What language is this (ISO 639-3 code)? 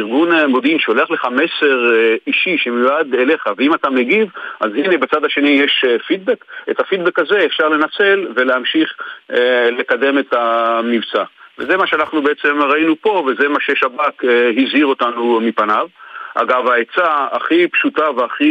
heb